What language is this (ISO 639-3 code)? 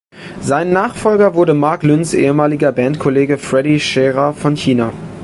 deu